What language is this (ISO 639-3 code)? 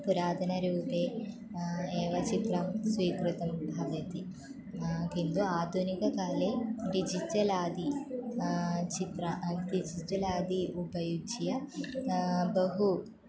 san